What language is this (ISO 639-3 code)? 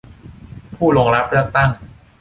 tha